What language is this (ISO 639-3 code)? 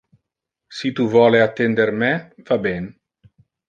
ina